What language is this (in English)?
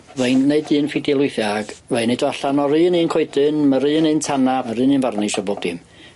Welsh